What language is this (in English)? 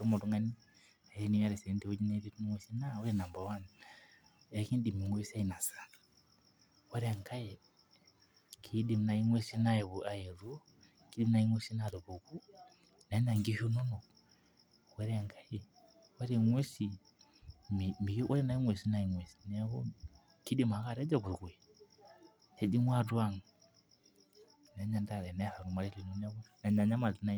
Masai